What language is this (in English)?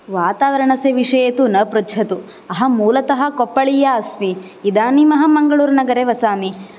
Sanskrit